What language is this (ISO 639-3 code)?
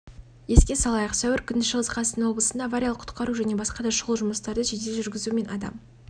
kaz